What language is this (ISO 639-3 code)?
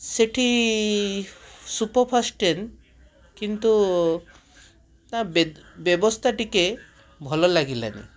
ori